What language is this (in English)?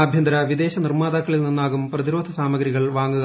Malayalam